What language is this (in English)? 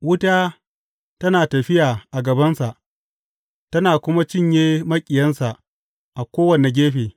Hausa